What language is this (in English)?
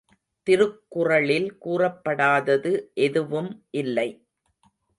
Tamil